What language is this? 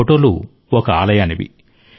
Telugu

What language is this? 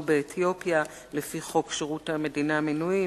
Hebrew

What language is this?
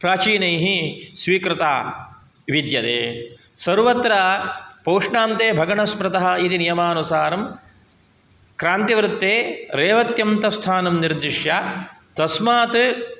Sanskrit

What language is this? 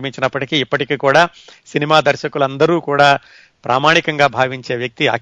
Telugu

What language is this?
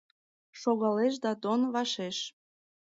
Mari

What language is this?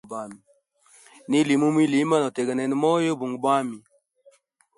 Hemba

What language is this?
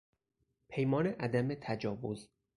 Persian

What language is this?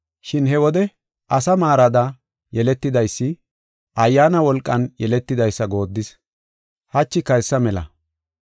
Gofa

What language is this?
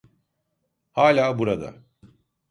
Turkish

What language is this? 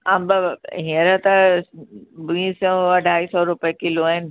Sindhi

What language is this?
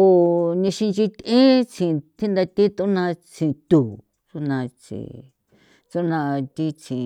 San Felipe Otlaltepec Popoloca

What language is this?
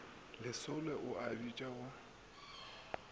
Northern Sotho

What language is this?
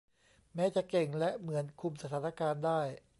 Thai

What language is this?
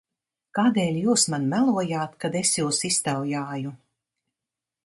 Latvian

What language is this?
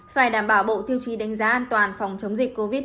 Vietnamese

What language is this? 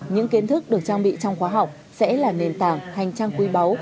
Vietnamese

